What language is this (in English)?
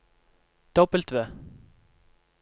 Norwegian